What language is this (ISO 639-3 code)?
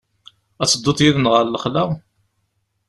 kab